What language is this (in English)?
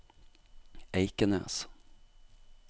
Norwegian